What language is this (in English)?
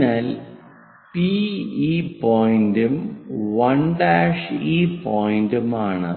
Malayalam